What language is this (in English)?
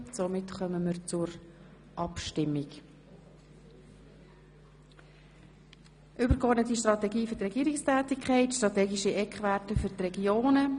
Swiss German